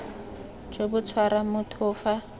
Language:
Tswana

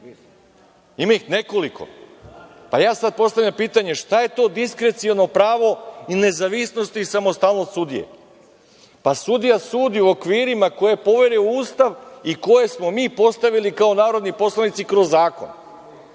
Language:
Serbian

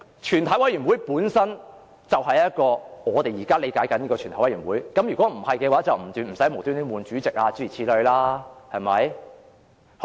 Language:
Cantonese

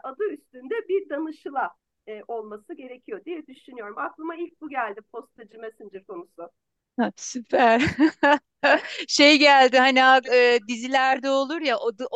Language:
Turkish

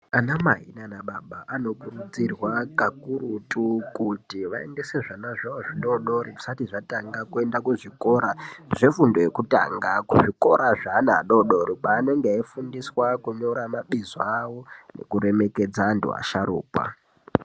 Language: Ndau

